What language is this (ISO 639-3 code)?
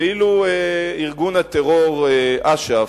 heb